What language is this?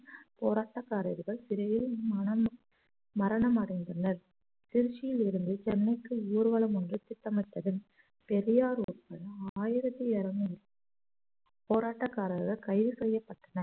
Tamil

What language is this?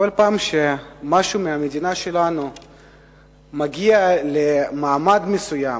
Hebrew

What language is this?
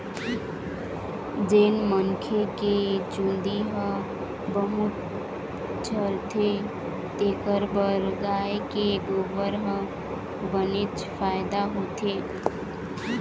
Chhattisgarhi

